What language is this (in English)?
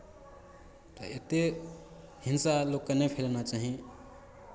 Maithili